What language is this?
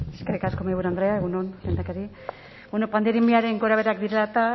Basque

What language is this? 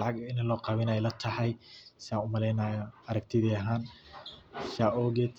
Somali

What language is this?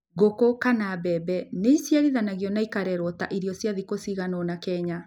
Kikuyu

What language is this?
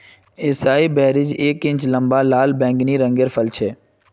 Magahi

